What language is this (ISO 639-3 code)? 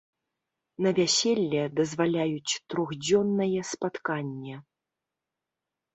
bel